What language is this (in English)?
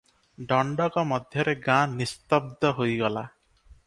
Odia